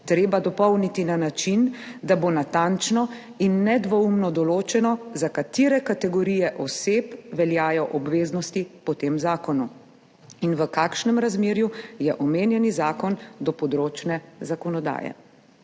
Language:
Slovenian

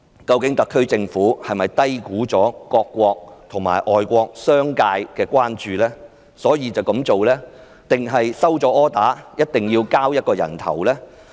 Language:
Cantonese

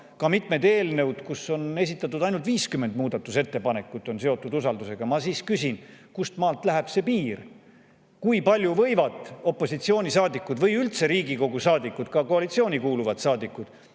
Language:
Estonian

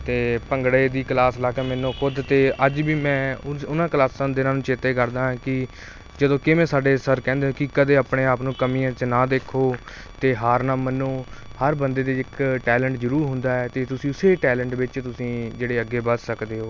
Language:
Punjabi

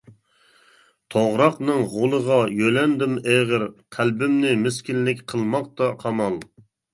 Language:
Uyghur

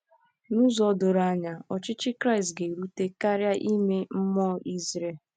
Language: Igbo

